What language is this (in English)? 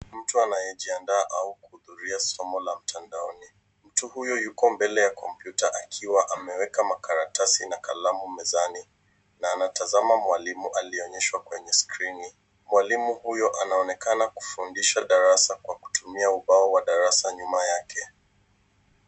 Swahili